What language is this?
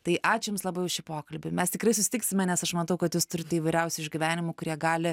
Lithuanian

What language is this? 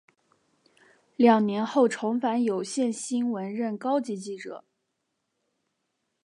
Chinese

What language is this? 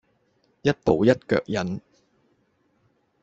Cantonese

